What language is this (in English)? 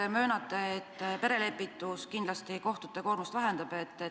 Estonian